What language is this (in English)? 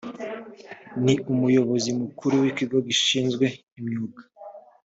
Kinyarwanda